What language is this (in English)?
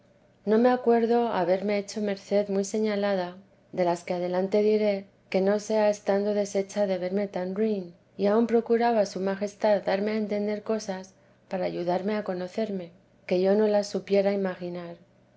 Spanish